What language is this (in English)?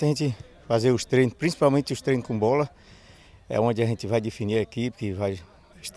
Portuguese